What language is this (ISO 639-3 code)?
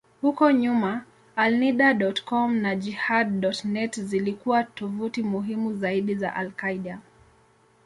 swa